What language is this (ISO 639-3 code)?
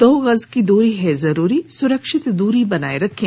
hin